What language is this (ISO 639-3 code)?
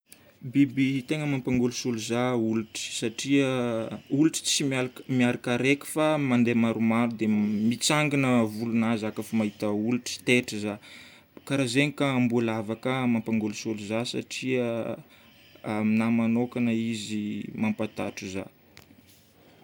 bmm